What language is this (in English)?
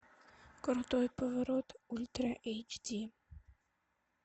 Russian